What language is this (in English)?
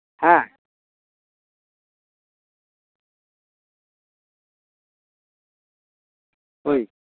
Santali